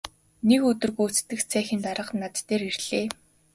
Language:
Mongolian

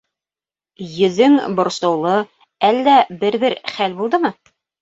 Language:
Bashkir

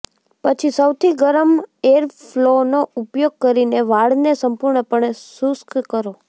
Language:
Gujarati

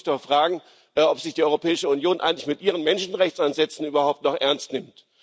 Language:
German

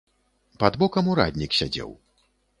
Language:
Belarusian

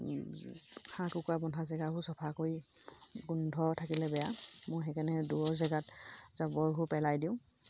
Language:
Assamese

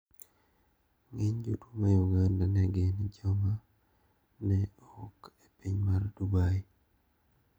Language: Luo (Kenya and Tanzania)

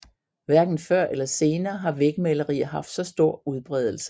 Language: Danish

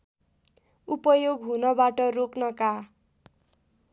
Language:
Nepali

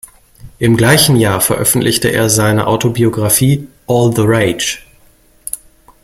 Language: German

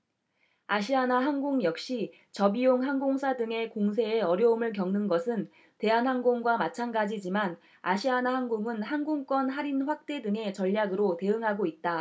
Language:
Korean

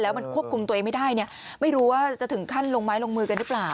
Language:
Thai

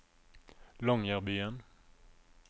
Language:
Norwegian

